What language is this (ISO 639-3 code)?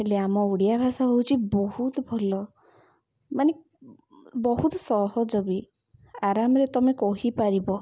ori